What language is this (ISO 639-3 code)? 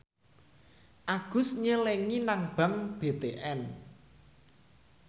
jav